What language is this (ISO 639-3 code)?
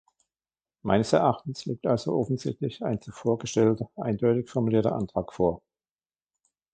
deu